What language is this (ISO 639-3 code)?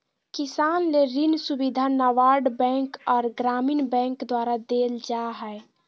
mag